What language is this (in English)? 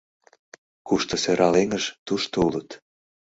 Mari